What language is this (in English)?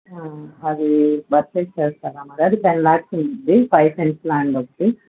Telugu